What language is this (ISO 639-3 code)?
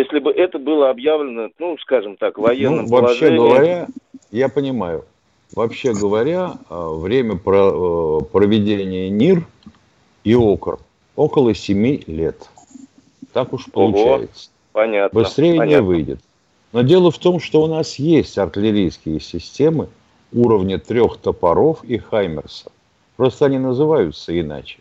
rus